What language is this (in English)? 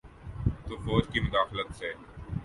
Urdu